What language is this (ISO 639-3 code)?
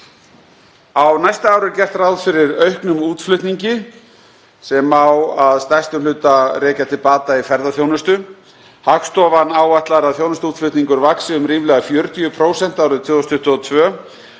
isl